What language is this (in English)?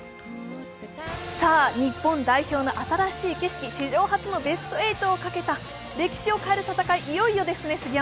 Japanese